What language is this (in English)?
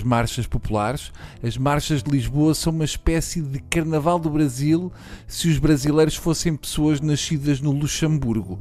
Portuguese